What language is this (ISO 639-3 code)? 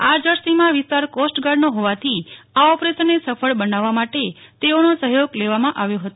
guj